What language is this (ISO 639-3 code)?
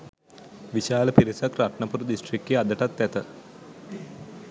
sin